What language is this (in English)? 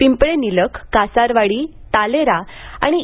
Marathi